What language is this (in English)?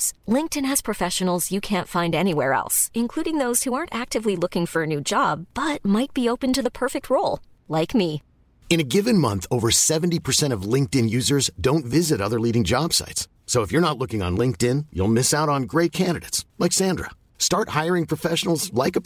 Finnish